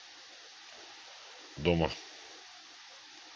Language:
Russian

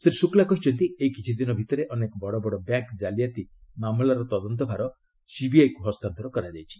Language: Odia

